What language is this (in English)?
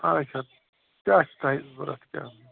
Kashmiri